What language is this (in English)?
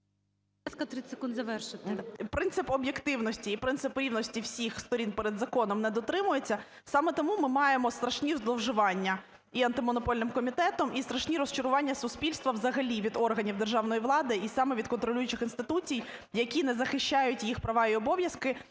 Ukrainian